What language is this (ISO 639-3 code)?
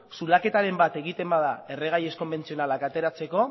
eus